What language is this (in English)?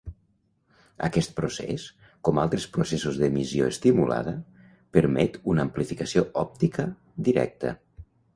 Catalan